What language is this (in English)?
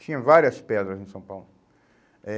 Portuguese